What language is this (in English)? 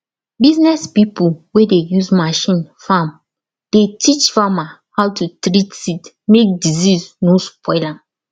Nigerian Pidgin